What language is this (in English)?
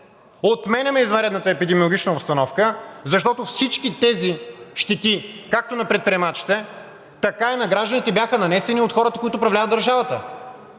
Bulgarian